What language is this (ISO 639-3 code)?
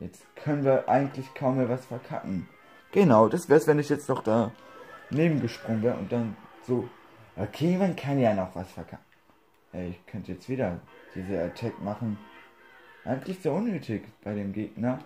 deu